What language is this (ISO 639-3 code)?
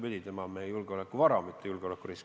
est